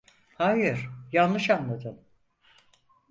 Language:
Turkish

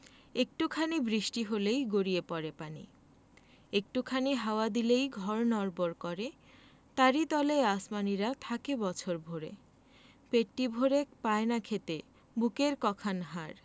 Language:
Bangla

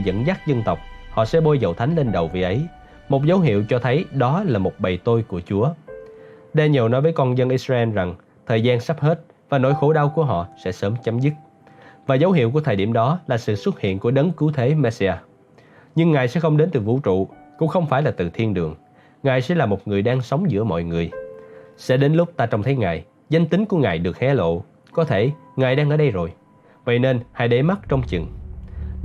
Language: Vietnamese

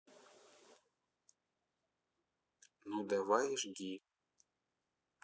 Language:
Russian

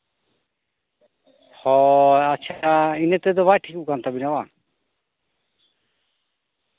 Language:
Santali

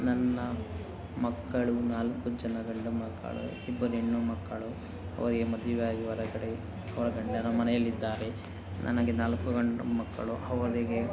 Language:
Kannada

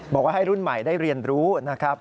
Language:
Thai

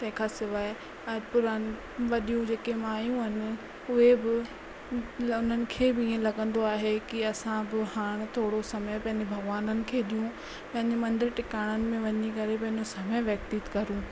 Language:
Sindhi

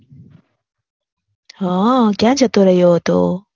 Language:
Gujarati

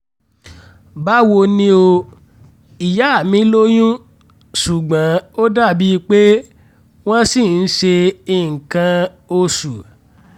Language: Yoruba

